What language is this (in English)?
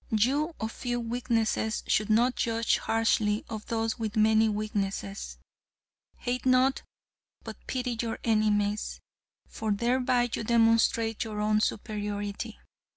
English